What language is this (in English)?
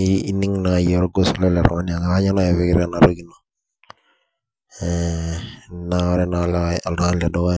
Masai